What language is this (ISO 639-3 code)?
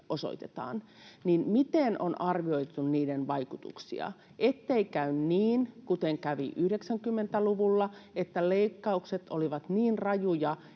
fin